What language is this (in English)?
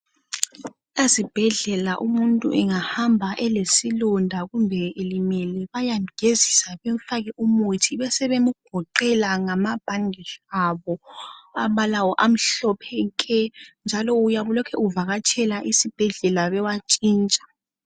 North Ndebele